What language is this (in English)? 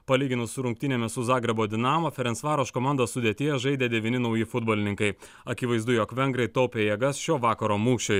Lithuanian